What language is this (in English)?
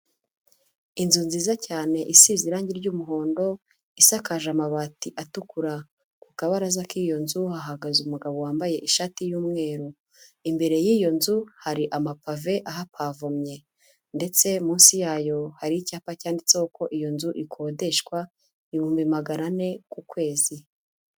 Kinyarwanda